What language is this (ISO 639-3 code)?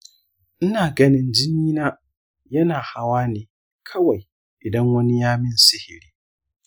hau